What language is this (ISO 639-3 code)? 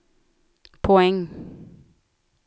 swe